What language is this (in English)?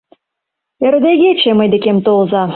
Mari